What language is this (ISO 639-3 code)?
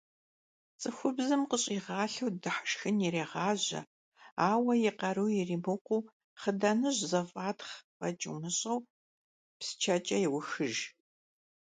kbd